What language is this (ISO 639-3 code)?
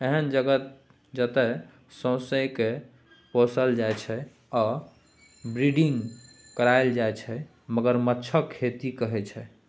mai